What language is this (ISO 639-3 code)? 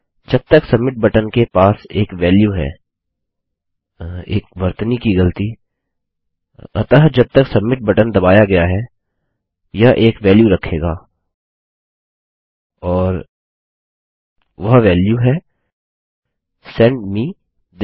hin